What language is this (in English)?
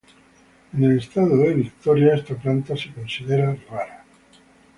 Spanish